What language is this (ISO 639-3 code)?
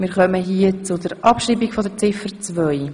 gsw